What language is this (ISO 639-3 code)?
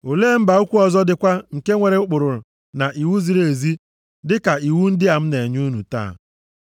ibo